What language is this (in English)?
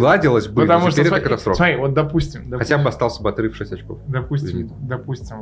Russian